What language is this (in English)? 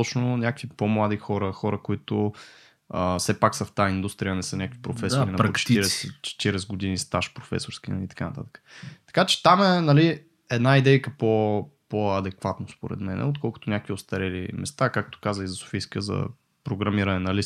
Bulgarian